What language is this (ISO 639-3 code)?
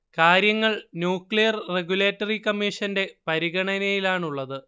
mal